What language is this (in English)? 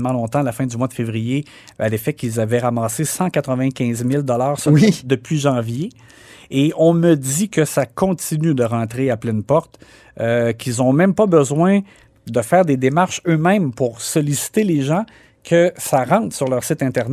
French